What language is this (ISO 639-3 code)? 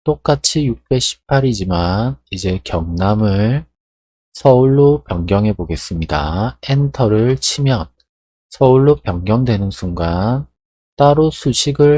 kor